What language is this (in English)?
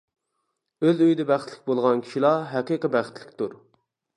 Uyghur